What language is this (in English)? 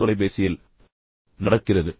Tamil